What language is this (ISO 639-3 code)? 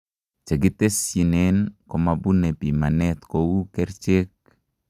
kln